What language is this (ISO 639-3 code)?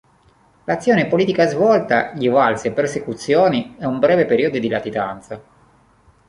ita